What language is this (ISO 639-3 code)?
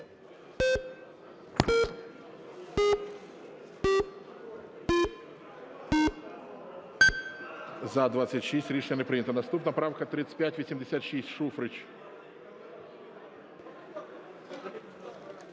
ukr